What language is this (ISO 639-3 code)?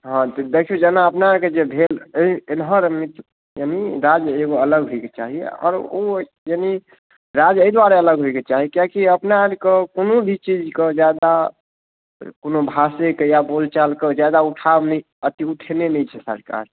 mai